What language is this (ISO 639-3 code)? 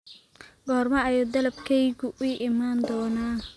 som